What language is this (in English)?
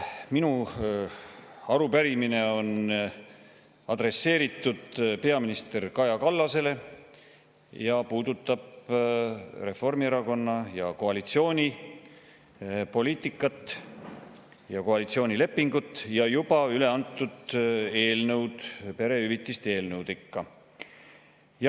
Estonian